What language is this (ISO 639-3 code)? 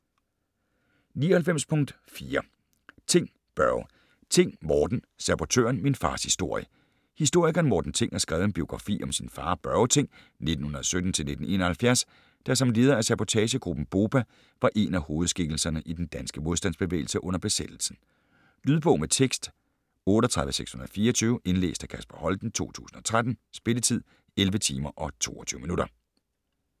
dan